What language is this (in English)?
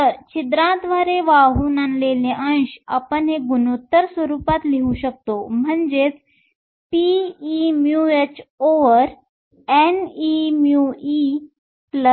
Marathi